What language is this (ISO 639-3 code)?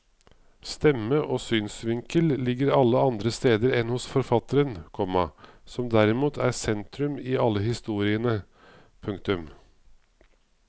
nor